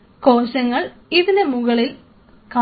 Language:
Malayalam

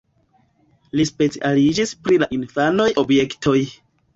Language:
Esperanto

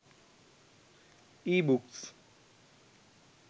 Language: Sinhala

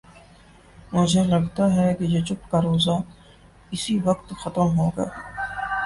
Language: Urdu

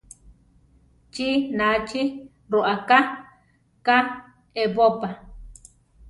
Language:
Central Tarahumara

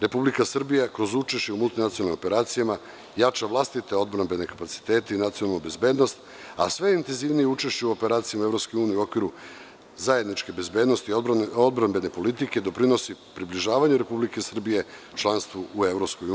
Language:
Serbian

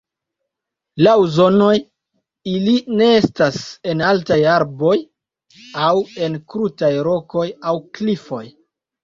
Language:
Esperanto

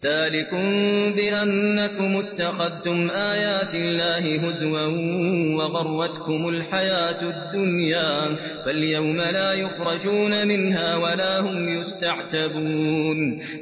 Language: Arabic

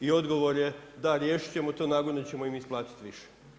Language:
Croatian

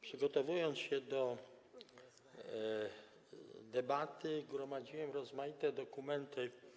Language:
Polish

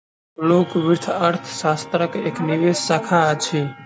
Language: Maithili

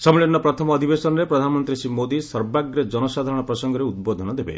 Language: Odia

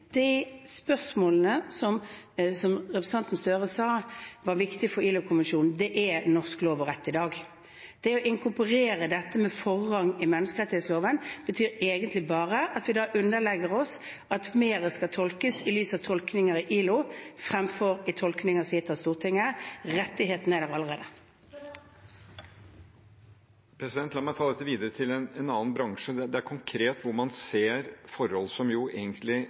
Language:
Norwegian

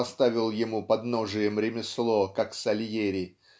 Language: Russian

